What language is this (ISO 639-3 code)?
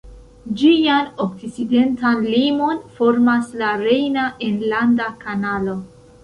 epo